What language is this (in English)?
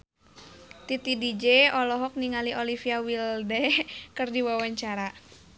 Sundanese